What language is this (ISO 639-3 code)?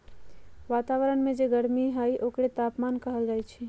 mag